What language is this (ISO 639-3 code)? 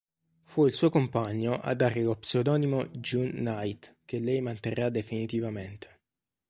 ita